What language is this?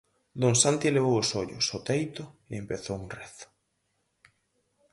Galician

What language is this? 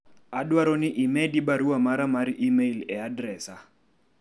Luo (Kenya and Tanzania)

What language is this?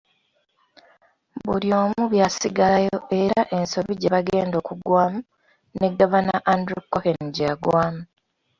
Ganda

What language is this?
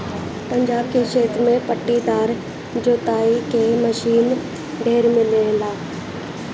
Bhojpuri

